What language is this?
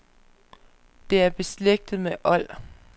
Danish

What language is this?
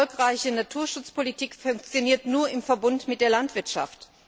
German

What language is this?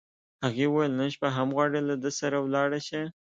Pashto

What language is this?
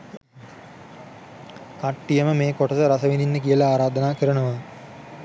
Sinhala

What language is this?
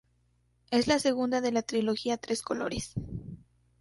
Spanish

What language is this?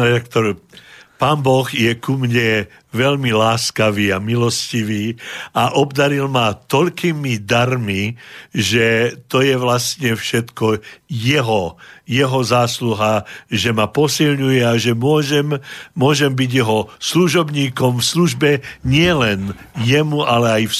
Slovak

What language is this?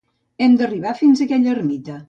Catalan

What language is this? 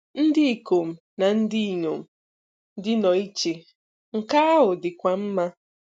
Igbo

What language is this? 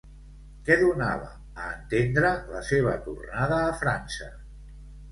Catalan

